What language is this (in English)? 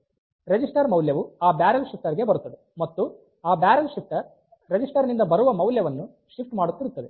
Kannada